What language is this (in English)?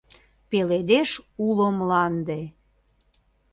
Mari